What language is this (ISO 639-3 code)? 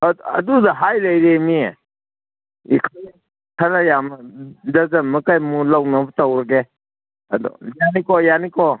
mni